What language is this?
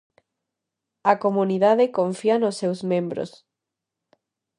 Galician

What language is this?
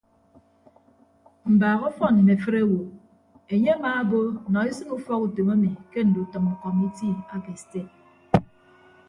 Ibibio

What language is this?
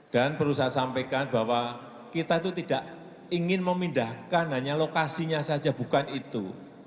Indonesian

